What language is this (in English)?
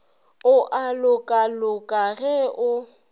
Northern Sotho